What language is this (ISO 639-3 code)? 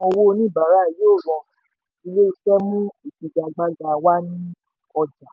yor